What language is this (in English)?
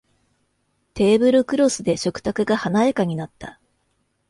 Japanese